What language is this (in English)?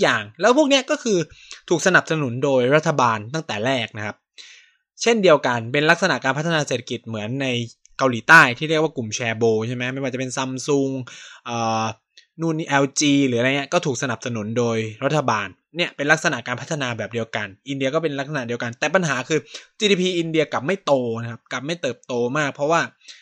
Thai